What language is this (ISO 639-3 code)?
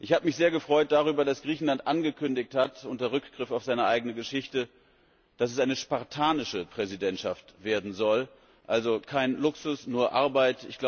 deu